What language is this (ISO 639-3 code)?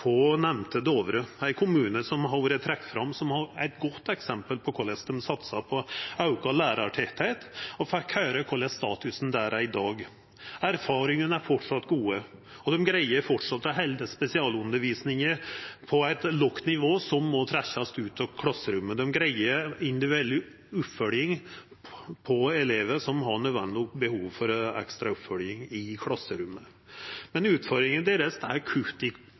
nno